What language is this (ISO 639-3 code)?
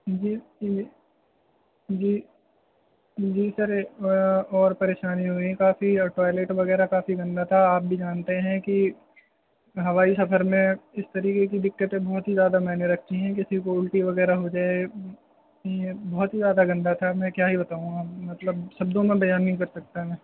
urd